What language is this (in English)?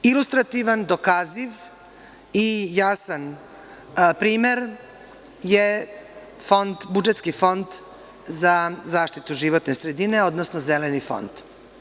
Serbian